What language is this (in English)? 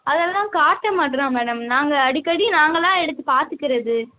Tamil